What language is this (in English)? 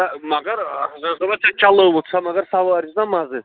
Kashmiri